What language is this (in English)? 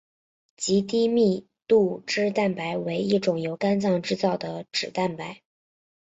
Chinese